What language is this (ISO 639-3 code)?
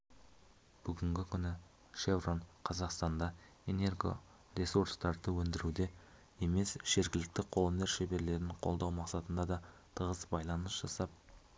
kaz